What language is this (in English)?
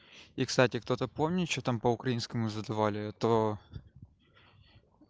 Russian